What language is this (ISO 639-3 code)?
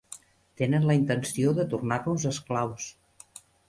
cat